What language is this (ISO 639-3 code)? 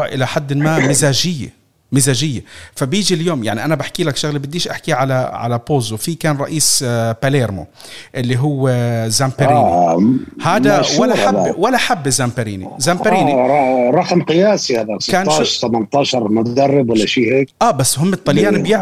ara